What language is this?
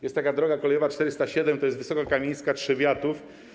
Polish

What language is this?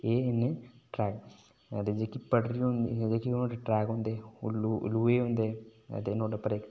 Dogri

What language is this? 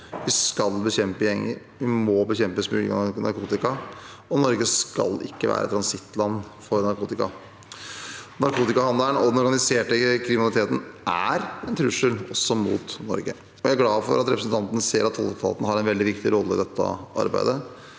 Norwegian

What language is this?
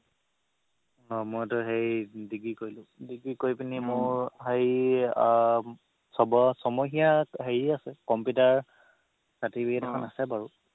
Assamese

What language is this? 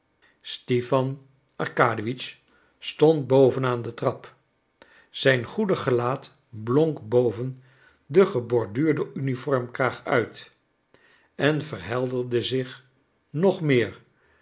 Dutch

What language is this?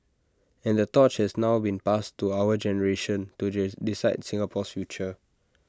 English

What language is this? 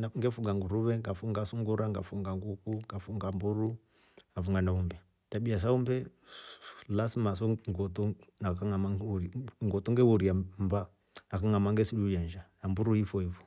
Rombo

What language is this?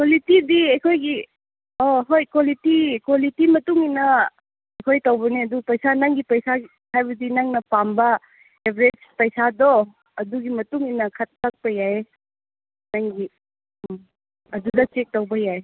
Manipuri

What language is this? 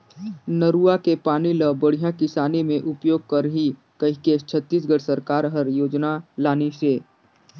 Chhattisgarhi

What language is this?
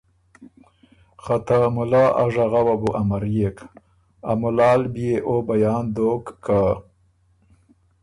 Ormuri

